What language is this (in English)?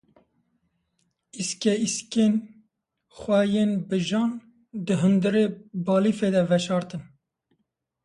Kurdish